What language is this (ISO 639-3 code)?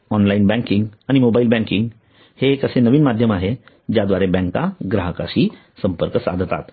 mar